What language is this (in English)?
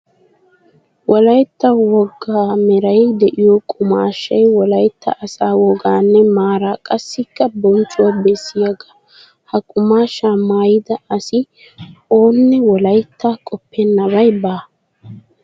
Wolaytta